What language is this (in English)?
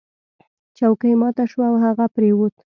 Pashto